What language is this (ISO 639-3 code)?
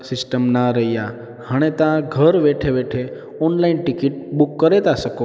snd